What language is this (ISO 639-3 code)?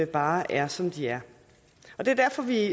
dan